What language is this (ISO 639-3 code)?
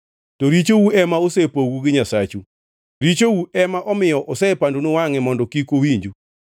luo